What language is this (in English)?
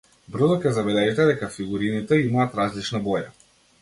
Macedonian